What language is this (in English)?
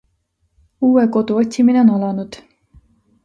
Estonian